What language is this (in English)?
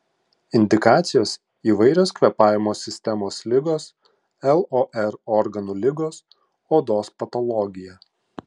Lithuanian